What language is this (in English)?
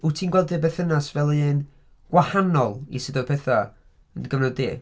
Welsh